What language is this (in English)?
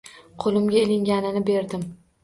Uzbek